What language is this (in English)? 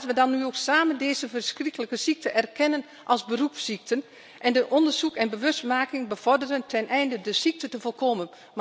Dutch